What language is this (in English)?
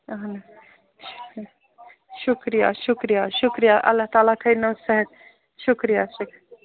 Kashmiri